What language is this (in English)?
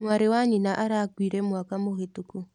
Kikuyu